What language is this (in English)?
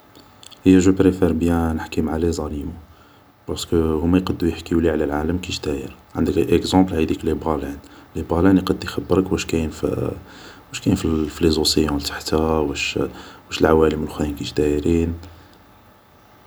Algerian Arabic